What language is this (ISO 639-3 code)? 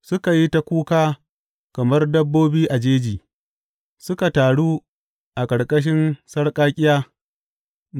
hau